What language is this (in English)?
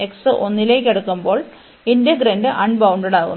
Malayalam